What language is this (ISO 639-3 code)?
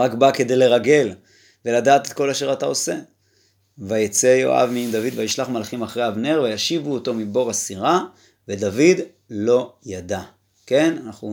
heb